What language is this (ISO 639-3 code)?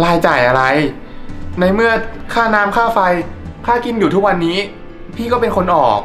tha